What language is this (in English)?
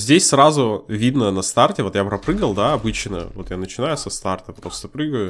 Russian